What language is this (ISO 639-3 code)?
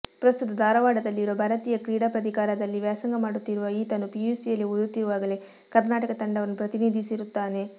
kan